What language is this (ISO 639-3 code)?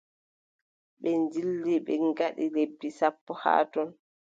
fub